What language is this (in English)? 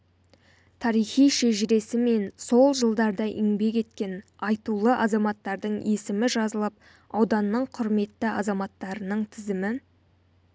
Kazakh